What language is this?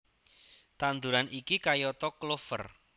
Javanese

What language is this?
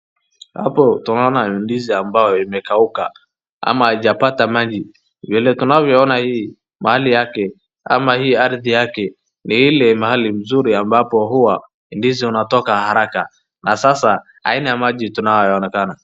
Swahili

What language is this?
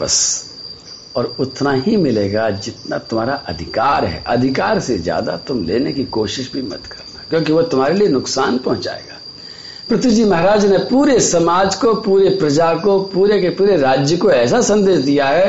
Hindi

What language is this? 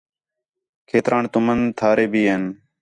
Khetrani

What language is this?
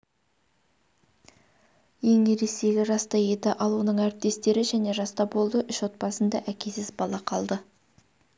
Kazakh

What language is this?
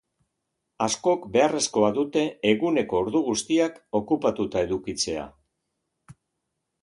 Basque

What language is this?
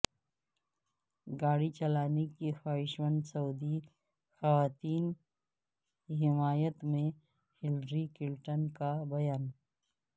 Urdu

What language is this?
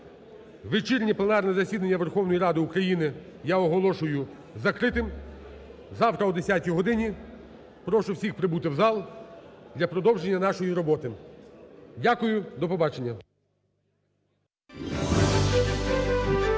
Ukrainian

